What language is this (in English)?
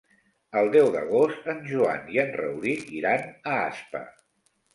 Catalan